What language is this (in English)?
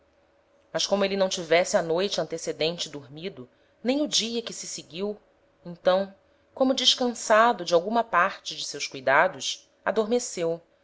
Portuguese